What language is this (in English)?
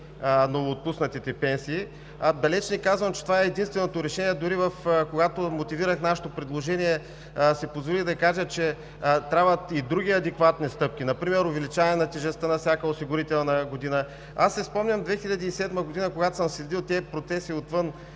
Bulgarian